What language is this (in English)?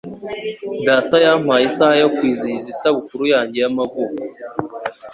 Kinyarwanda